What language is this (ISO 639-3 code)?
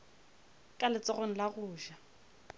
nso